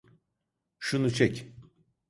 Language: Turkish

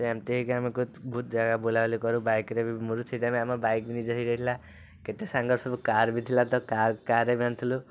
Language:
Odia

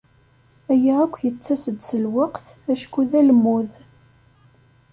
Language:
Kabyle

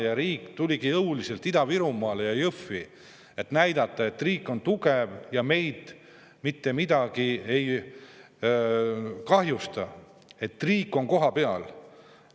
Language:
Estonian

